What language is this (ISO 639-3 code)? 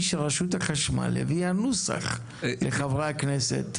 heb